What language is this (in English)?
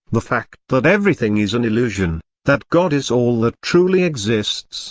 English